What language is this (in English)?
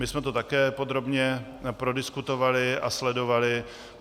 Czech